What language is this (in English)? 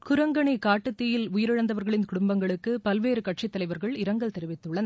Tamil